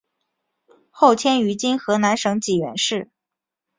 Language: Chinese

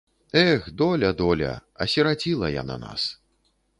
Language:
Belarusian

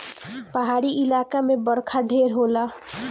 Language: Bhojpuri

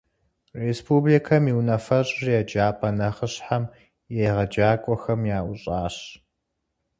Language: Kabardian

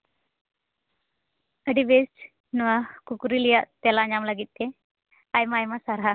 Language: Santali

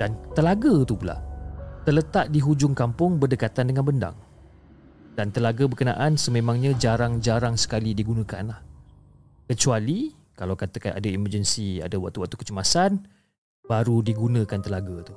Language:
Malay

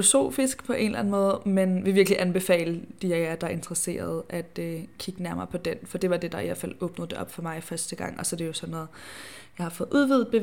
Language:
Danish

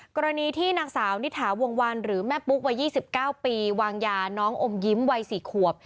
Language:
Thai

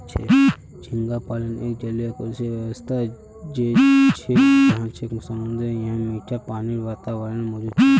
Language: Magahi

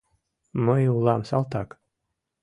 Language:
Mari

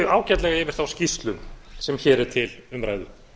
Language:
Icelandic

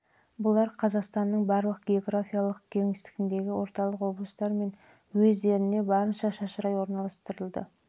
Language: Kazakh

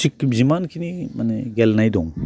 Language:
Bodo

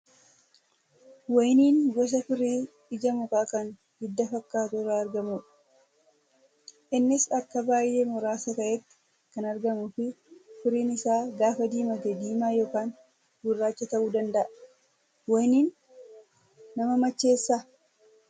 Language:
Oromo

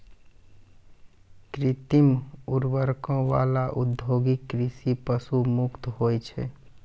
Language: Maithili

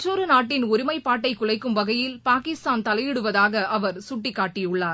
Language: Tamil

